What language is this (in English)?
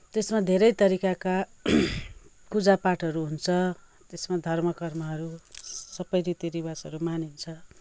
Nepali